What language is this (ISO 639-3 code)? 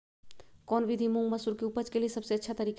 mag